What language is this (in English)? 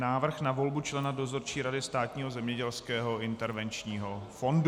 Czech